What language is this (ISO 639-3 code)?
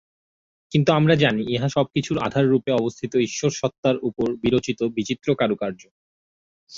ben